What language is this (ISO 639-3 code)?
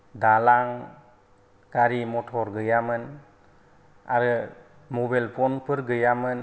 brx